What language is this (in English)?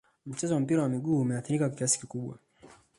Swahili